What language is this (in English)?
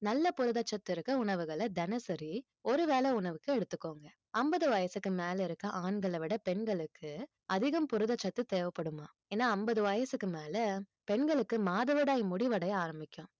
Tamil